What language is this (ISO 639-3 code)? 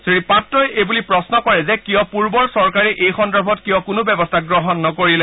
asm